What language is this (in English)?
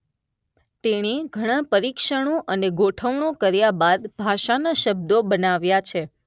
Gujarati